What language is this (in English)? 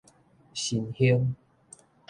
Min Nan Chinese